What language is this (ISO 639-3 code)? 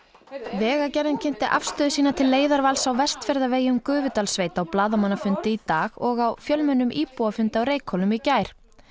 isl